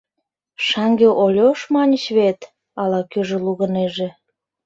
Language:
Mari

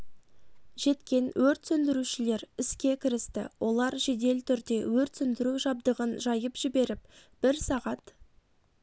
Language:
Kazakh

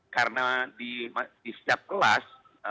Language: Indonesian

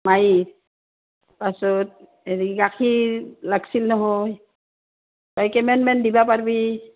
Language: Assamese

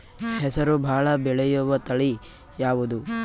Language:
Kannada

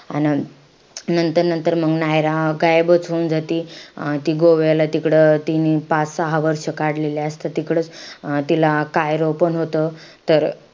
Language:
Marathi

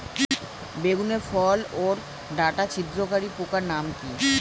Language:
Bangla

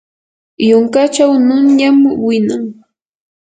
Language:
Yanahuanca Pasco Quechua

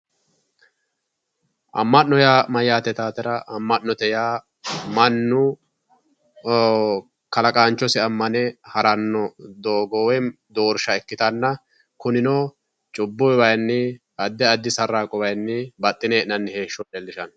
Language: Sidamo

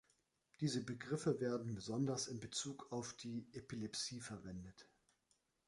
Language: German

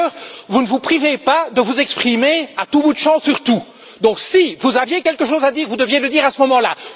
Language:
French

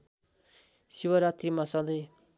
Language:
Nepali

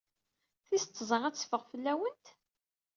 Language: Kabyle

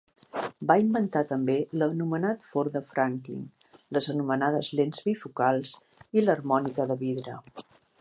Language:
Catalan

